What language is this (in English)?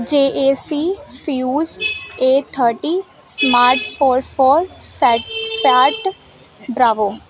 Punjabi